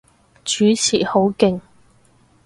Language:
Cantonese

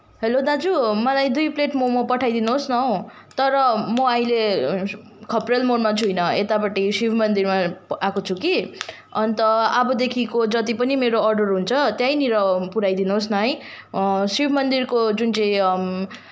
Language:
Nepali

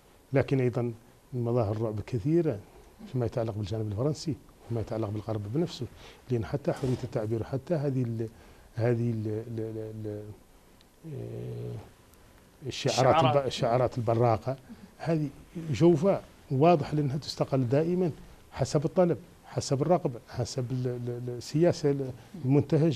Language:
Arabic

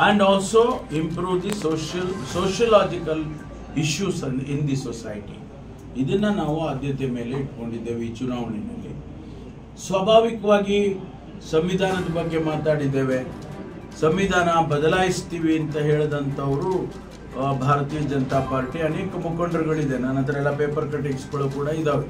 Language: Kannada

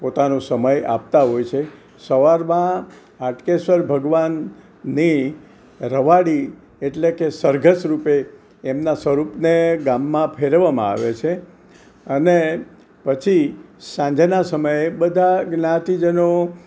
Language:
Gujarati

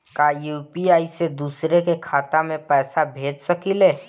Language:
Bhojpuri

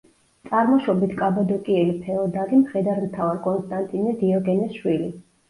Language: Georgian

